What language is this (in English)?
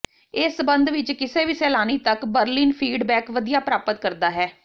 Punjabi